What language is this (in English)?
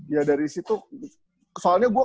Indonesian